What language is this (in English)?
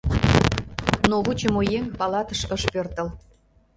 Mari